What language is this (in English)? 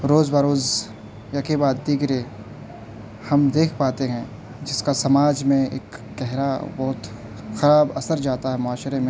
Urdu